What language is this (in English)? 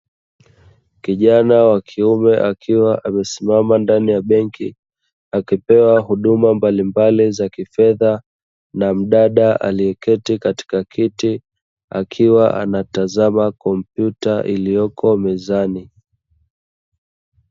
Swahili